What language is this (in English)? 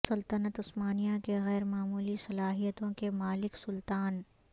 Urdu